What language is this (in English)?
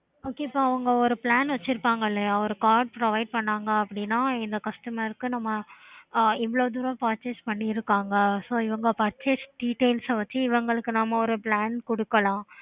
Tamil